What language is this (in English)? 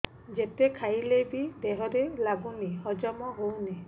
Odia